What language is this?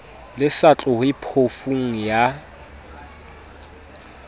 Southern Sotho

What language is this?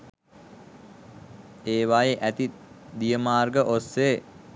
Sinhala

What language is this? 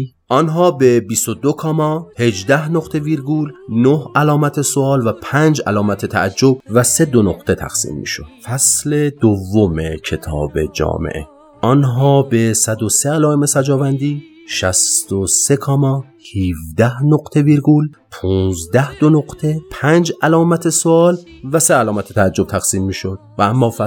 Persian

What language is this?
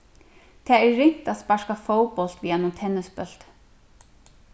Faroese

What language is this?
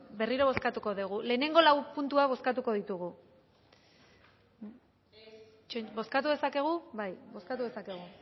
Basque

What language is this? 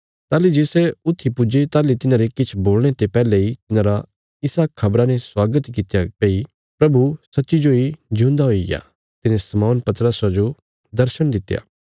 Bilaspuri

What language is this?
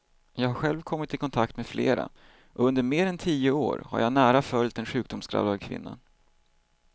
Swedish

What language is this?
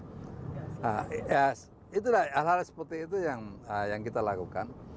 Indonesian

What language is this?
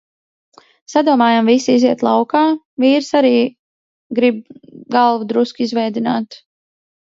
Latvian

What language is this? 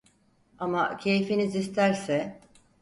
Turkish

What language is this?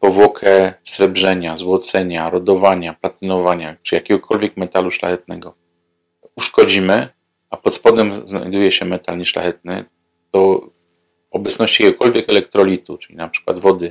Polish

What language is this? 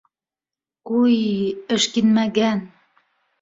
Bashkir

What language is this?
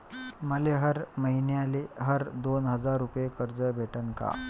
Marathi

